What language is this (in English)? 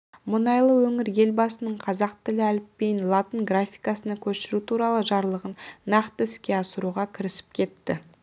Kazakh